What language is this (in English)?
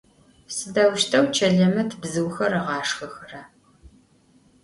Adyghe